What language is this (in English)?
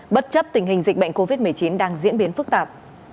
Vietnamese